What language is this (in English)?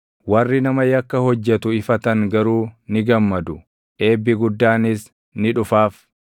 Oromo